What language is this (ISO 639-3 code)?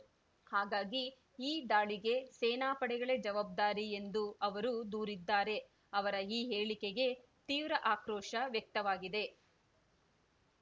kan